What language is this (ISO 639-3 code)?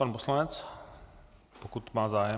ces